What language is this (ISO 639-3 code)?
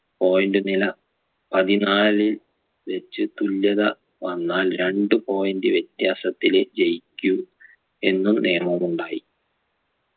mal